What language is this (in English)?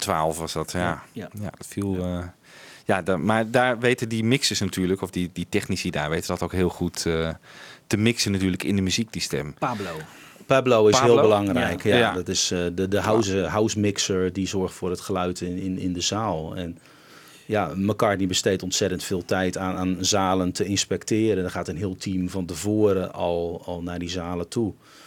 Dutch